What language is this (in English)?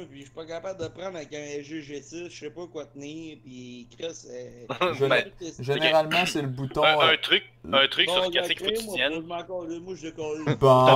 French